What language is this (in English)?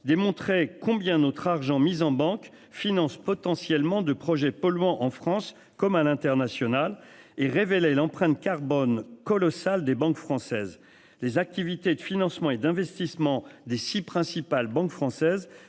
French